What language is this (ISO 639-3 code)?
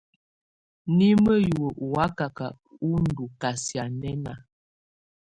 tvu